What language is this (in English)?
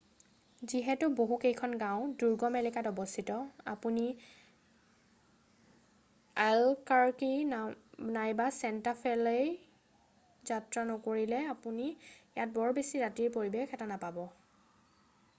Assamese